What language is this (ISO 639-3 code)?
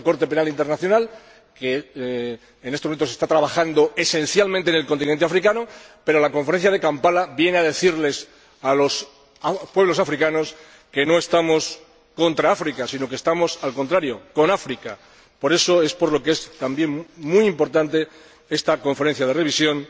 spa